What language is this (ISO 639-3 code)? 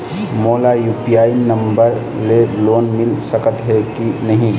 hne